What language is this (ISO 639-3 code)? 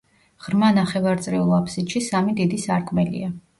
kat